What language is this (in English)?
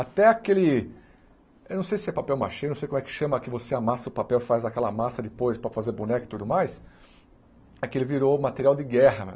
Portuguese